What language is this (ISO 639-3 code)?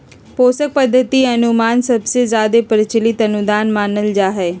mag